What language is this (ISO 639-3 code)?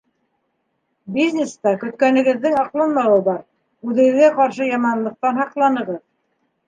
bak